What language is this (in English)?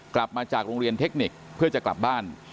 Thai